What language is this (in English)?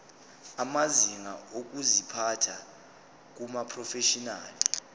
Zulu